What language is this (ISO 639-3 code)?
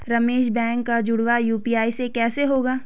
hin